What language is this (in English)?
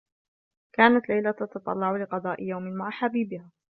Arabic